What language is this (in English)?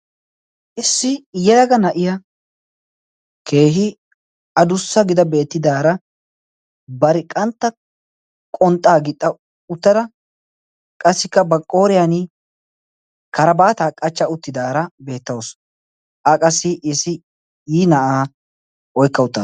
Wolaytta